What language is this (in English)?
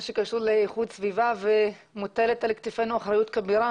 Hebrew